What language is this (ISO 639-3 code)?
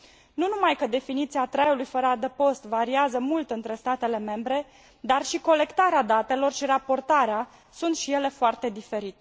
ron